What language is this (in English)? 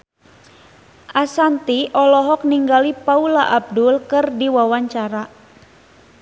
Sundanese